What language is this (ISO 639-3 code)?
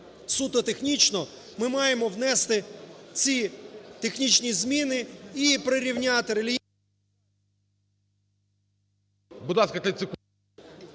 ukr